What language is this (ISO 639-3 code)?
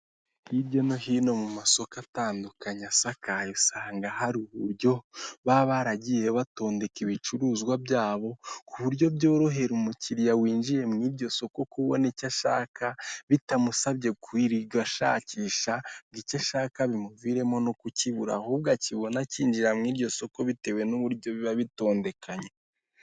kin